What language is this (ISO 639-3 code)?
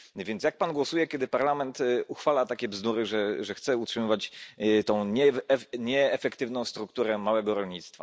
pol